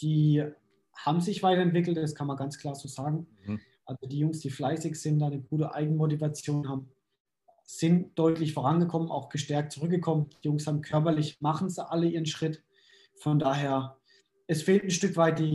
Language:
German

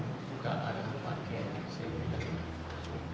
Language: Indonesian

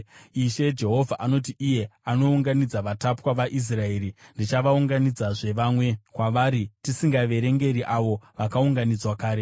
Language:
Shona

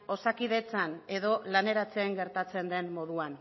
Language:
Basque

